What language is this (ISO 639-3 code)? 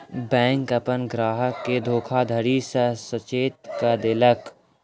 mai